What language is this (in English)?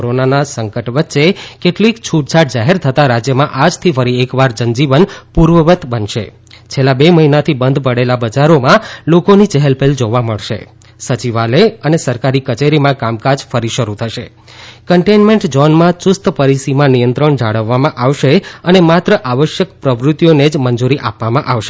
Gujarati